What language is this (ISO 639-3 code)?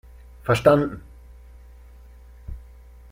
deu